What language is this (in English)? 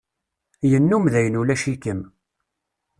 Kabyle